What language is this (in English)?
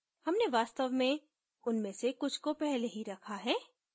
Hindi